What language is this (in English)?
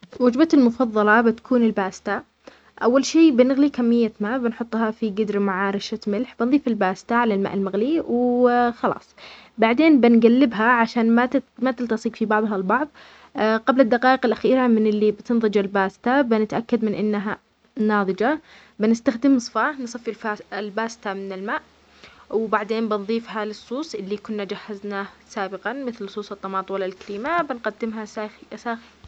Omani Arabic